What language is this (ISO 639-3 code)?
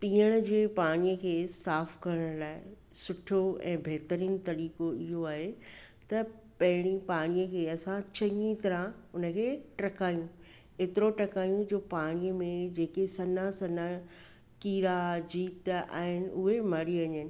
snd